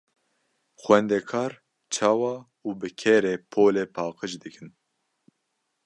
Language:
Kurdish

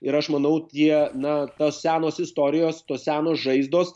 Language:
Lithuanian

